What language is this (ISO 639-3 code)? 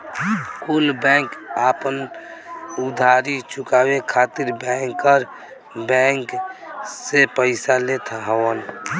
bho